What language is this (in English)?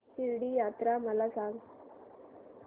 Marathi